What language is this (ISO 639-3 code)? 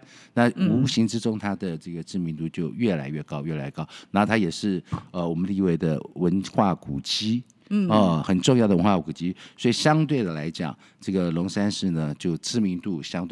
zho